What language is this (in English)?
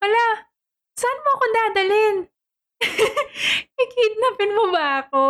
Filipino